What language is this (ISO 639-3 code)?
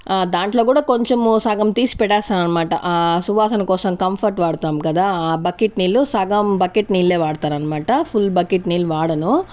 tel